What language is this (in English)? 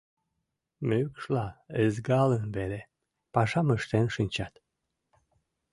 Mari